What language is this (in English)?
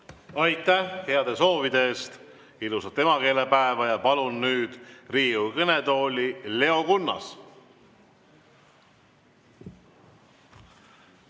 Estonian